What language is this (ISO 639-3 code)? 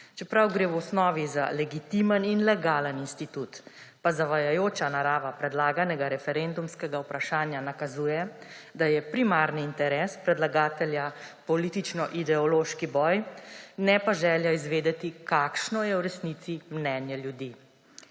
slv